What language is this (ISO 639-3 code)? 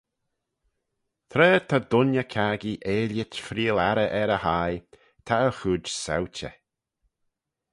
glv